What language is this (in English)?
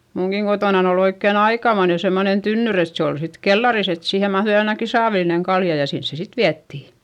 Finnish